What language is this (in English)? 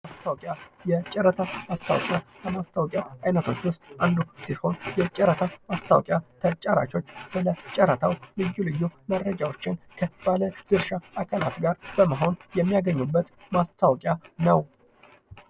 Amharic